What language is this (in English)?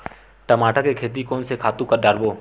Chhattisgarhi